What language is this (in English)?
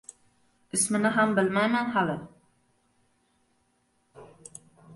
Uzbek